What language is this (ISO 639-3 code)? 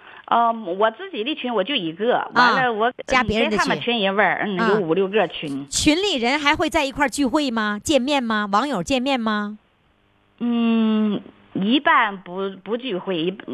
zho